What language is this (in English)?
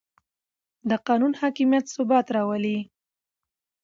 Pashto